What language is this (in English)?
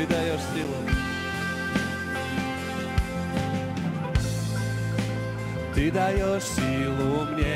Russian